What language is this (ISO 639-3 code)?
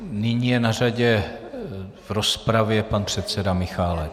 ces